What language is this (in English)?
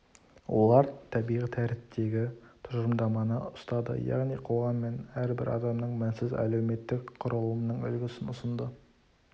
Kazakh